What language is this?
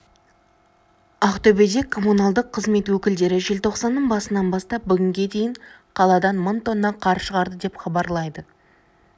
Kazakh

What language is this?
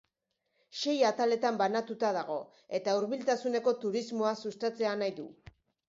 Basque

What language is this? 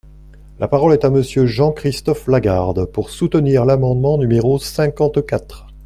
French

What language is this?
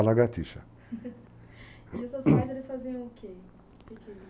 Portuguese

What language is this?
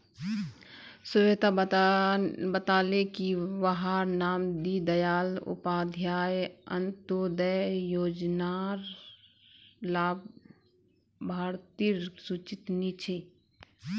Magahi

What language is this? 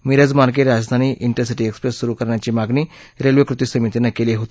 Marathi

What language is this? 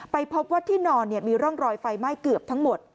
Thai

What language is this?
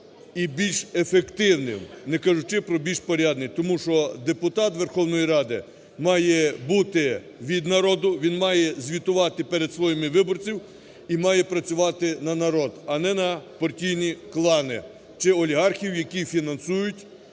Ukrainian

